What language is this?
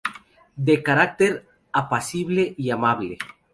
Spanish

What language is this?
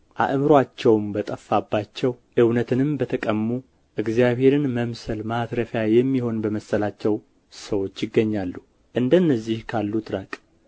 Amharic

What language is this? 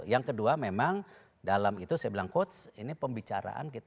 Indonesian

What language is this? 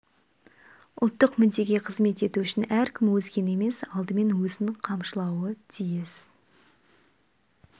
Kazakh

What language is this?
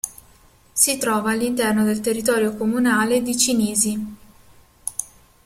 Italian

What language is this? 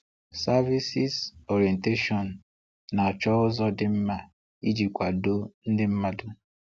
Igbo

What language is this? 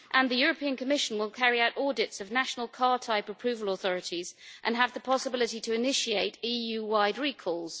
English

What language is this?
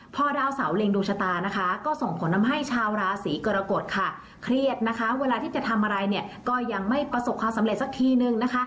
Thai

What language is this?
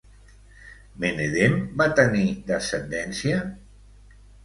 Catalan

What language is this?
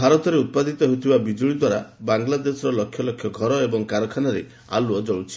Odia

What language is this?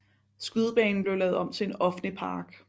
Danish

